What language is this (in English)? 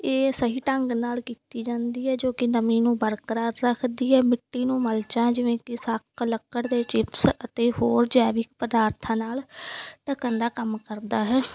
Punjabi